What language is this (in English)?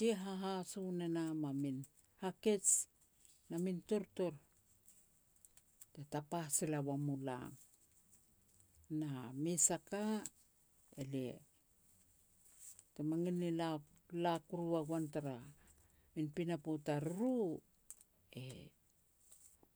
Petats